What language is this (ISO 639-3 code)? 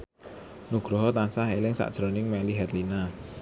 jav